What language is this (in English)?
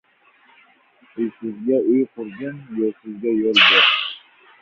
Uzbek